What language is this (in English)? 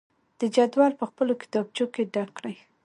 Pashto